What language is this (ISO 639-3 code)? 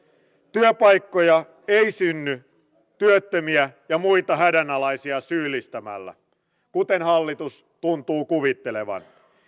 fin